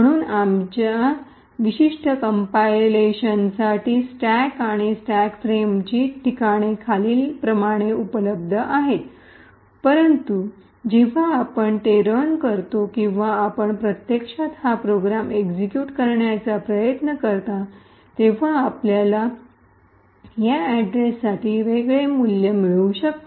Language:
Marathi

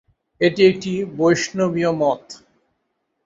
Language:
Bangla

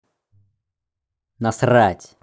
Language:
Russian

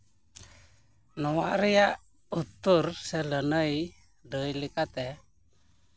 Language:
Santali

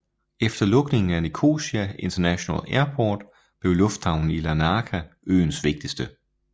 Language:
Danish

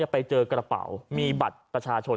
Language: Thai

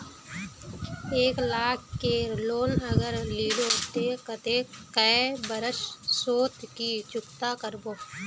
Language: Magahi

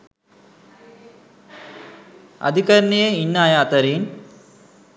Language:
Sinhala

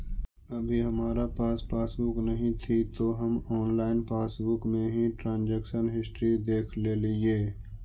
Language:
Magahi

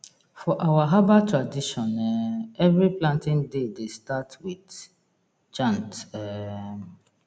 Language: Nigerian Pidgin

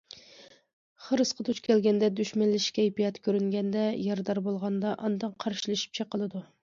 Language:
Uyghur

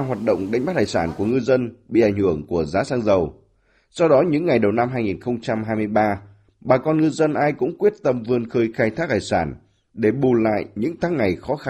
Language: Vietnamese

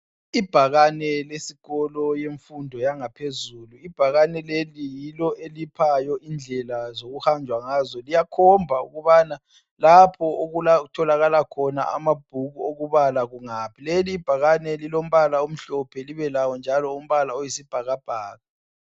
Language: North Ndebele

